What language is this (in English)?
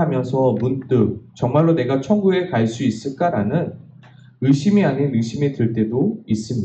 Korean